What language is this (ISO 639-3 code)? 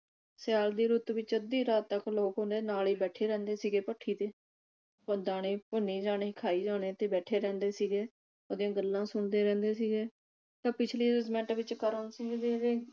pan